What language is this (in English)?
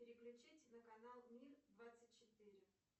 Russian